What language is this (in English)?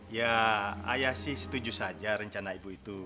Indonesian